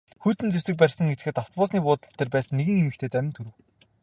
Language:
Mongolian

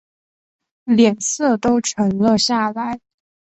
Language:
Chinese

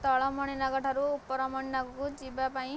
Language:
Odia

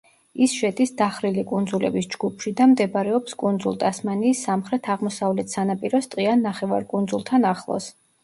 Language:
Georgian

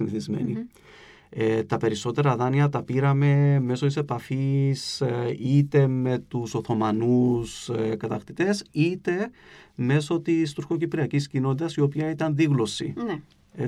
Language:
Greek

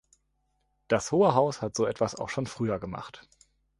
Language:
German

